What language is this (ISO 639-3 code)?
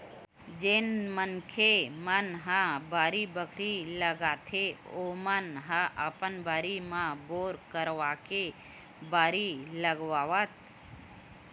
hne